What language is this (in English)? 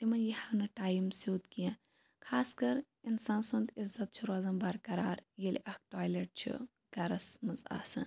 Kashmiri